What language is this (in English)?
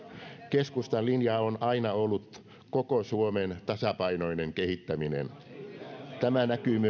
Finnish